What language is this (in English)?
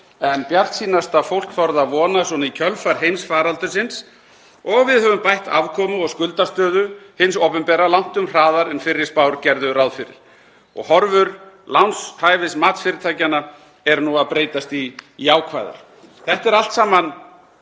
Icelandic